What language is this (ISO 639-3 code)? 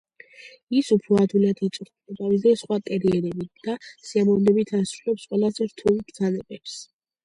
kat